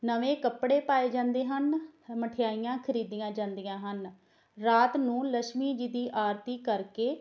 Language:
Punjabi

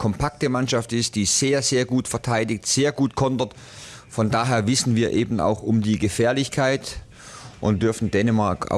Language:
German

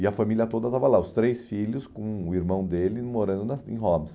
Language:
Portuguese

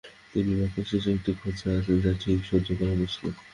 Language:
Bangla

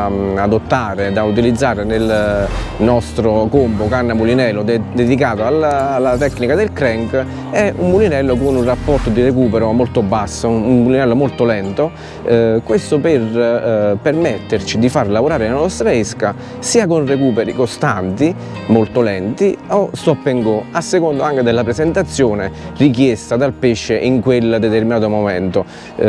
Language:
Italian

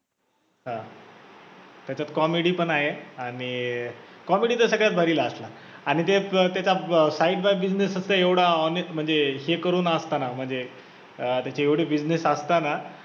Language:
Marathi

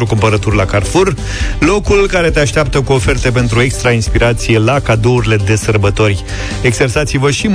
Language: Romanian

